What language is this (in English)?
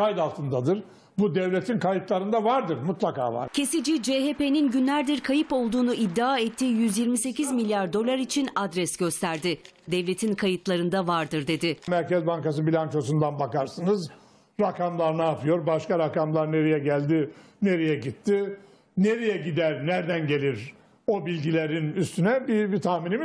Turkish